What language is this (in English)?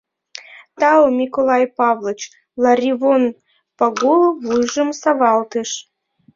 Mari